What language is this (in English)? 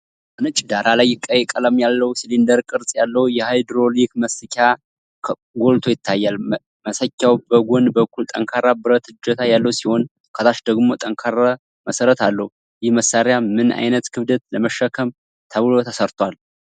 Amharic